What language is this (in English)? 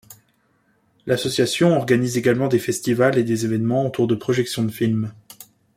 French